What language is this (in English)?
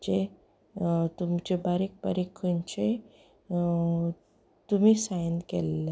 Konkani